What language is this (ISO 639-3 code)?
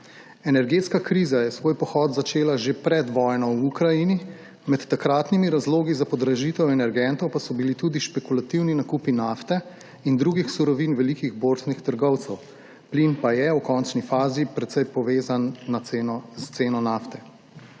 slv